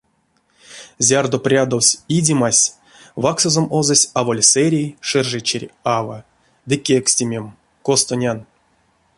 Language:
Erzya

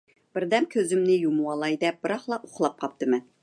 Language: Uyghur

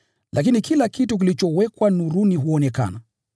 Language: Swahili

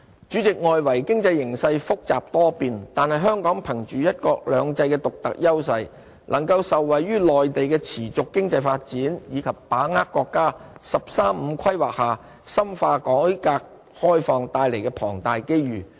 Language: Cantonese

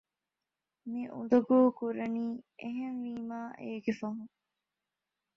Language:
Divehi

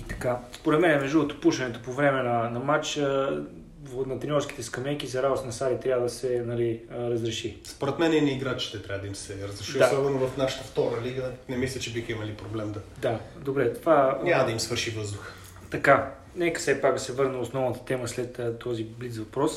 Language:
Bulgarian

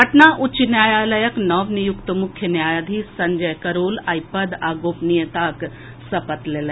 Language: Maithili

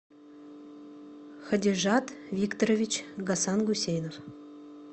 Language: Russian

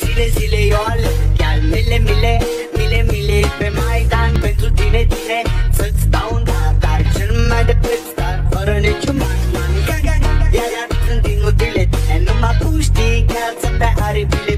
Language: Romanian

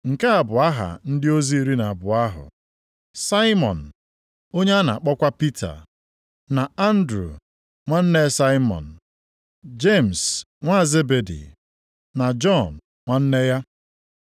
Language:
Igbo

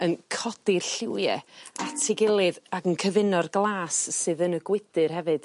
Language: Welsh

